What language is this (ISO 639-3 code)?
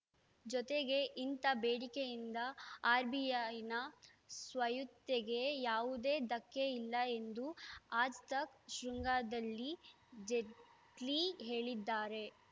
kan